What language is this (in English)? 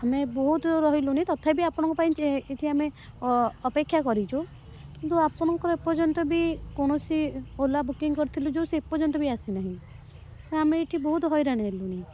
Odia